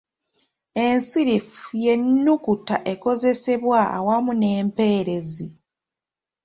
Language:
Ganda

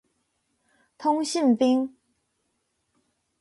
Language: Chinese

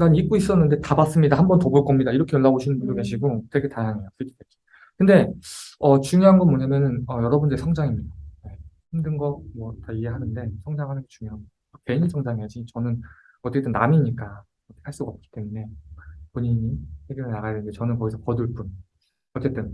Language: Korean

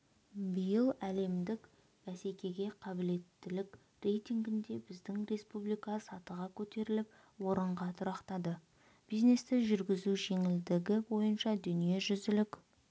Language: Kazakh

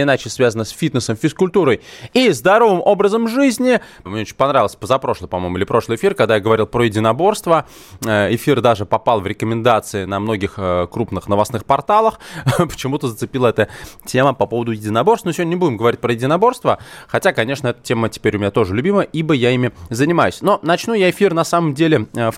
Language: Russian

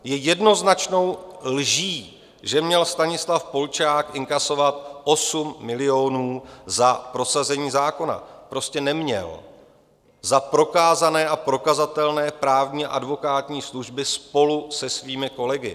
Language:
Czech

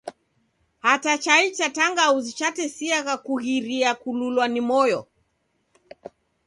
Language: Taita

